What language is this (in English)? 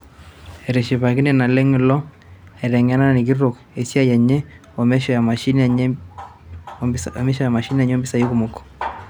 Masai